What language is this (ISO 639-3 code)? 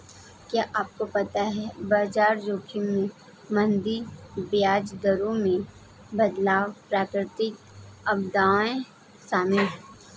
hin